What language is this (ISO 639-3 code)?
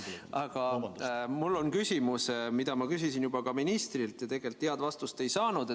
est